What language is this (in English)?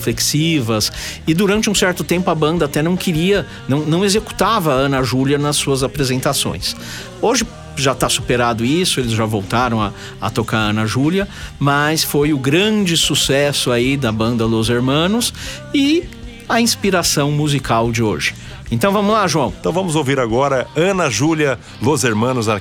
Portuguese